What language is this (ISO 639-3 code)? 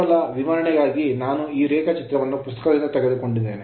kan